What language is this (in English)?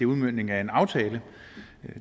Danish